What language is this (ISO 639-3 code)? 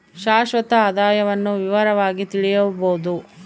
kan